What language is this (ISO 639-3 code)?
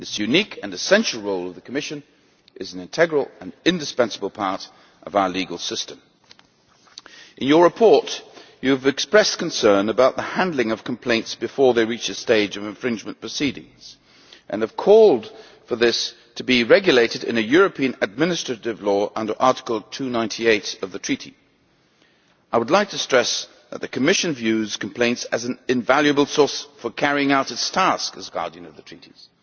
eng